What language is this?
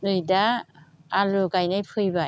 Bodo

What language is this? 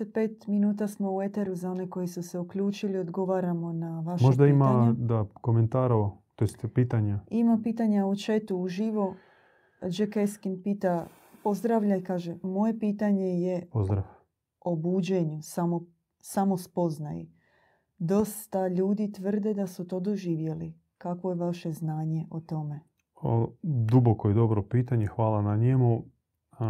Croatian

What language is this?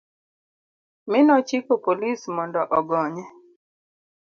Luo (Kenya and Tanzania)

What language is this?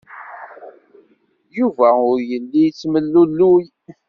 Kabyle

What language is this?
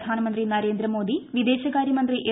Malayalam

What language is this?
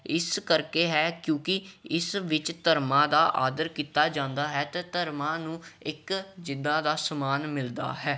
Punjabi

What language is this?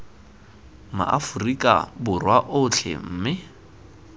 Tswana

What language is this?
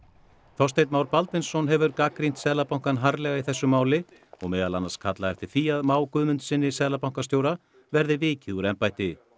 Icelandic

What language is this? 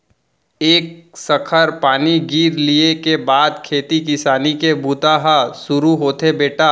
Chhattisgarhi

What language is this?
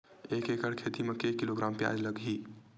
Chhattisgarhi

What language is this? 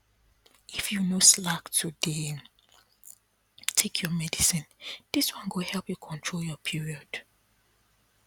Nigerian Pidgin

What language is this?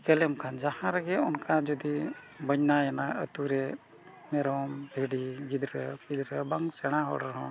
Santali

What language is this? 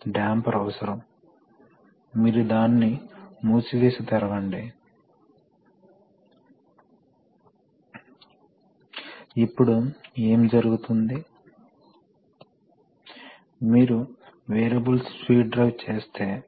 Telugu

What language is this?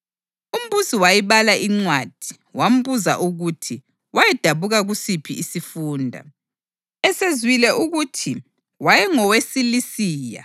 North Ndebele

